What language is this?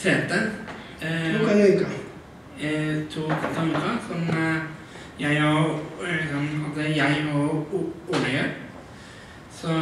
Norwegian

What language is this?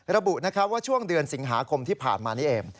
Thai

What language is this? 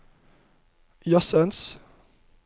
Norwegian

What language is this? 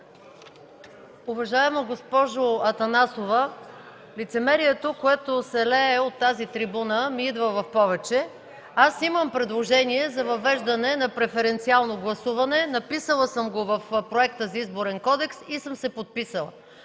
Bulgarian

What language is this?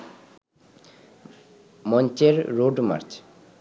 Bangla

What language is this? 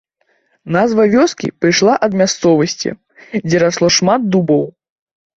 Belarusian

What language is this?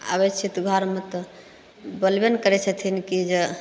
Maithili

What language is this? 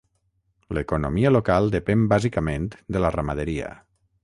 Catalan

